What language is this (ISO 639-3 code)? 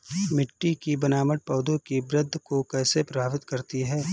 hin